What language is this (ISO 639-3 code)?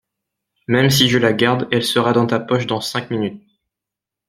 fra